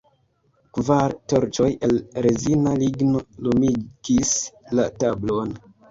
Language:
Esperanto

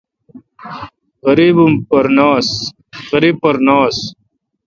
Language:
Kalkoti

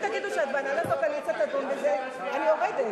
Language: Hebrew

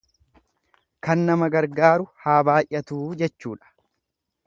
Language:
Oromo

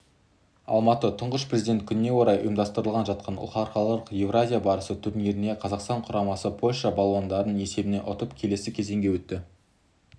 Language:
Kazakh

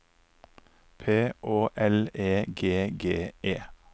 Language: Norwegian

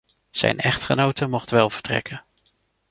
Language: Dutch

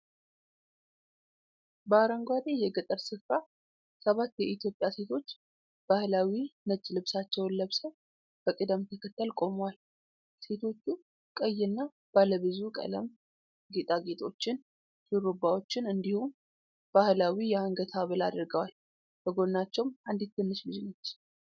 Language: Amharic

